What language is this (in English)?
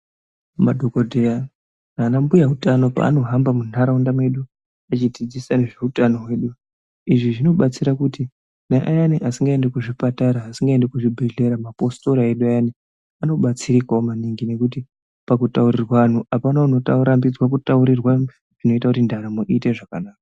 Ndau